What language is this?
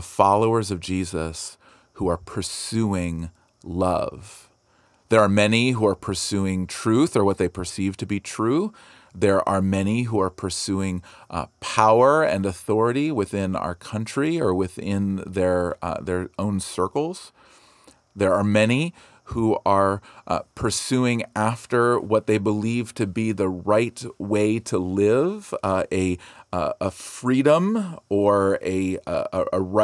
English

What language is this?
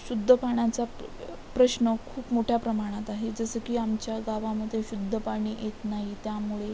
Marathi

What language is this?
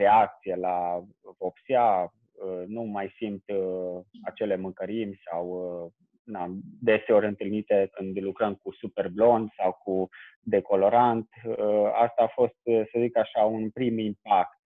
Romanian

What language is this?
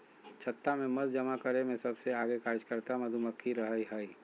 Magahi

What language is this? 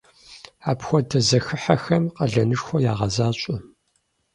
Kabardian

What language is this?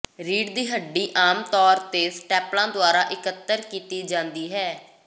Punjabi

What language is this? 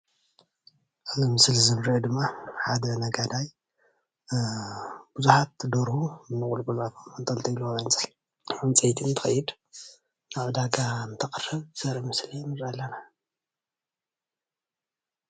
Tigrinya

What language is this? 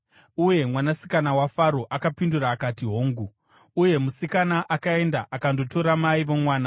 Shona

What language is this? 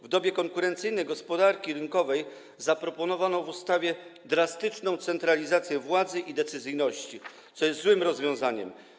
Polish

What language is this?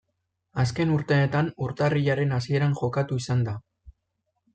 Basque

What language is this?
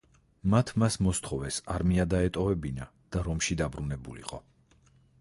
Georgian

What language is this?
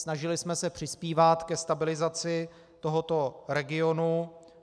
Czech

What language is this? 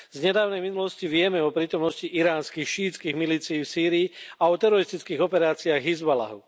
Slovak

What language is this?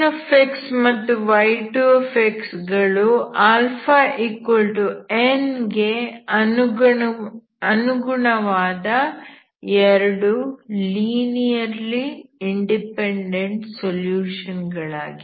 Kannada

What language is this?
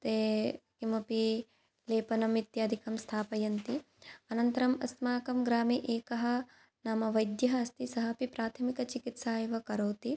Sanskrit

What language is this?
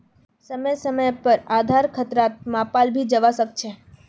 Magahi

